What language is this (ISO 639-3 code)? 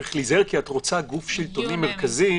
heb